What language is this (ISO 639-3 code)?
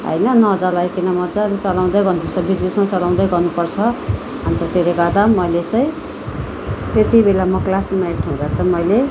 nep